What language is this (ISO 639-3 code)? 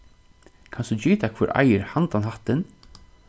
fao